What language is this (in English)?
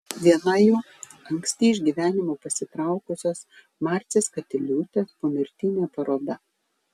Lithuanian